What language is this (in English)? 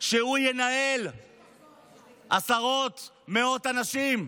Hebrew